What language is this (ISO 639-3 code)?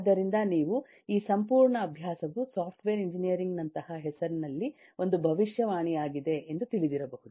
kan